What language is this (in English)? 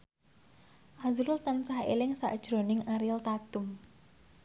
Javanese